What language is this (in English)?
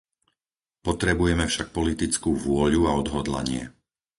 Slovak